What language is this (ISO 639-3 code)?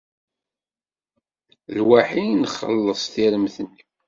kab